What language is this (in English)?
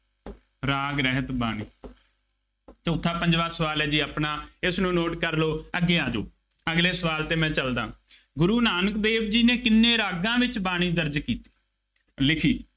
Punjabi